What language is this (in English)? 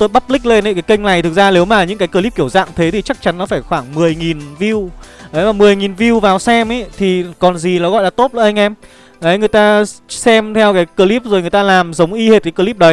Vietnamese